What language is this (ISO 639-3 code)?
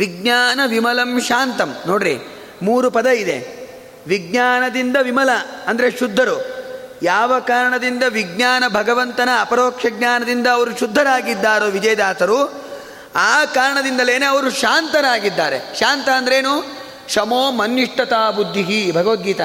kan